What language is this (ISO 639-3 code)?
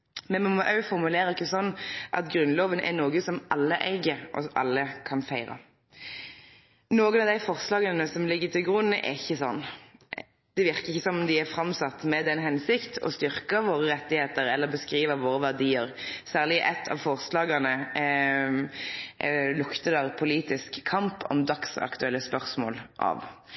nno